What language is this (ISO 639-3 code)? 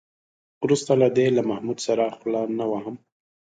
pus